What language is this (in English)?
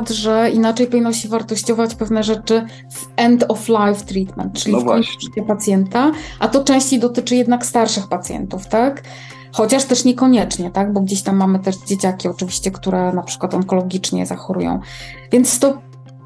Polish